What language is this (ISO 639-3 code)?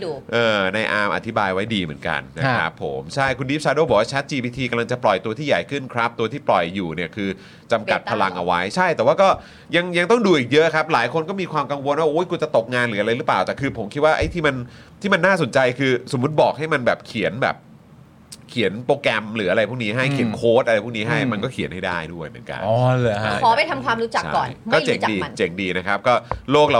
tha